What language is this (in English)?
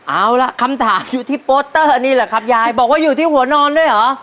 Thai